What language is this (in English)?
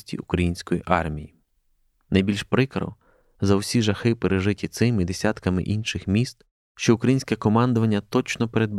Ukrainian